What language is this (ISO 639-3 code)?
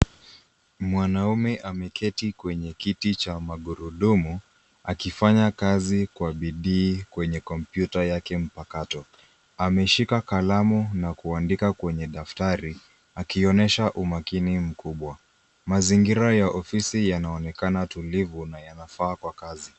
swa